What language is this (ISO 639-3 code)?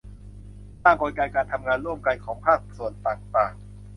tha